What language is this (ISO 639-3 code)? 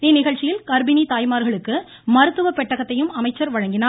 tam